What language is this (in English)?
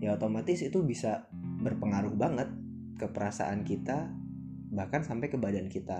Indonesian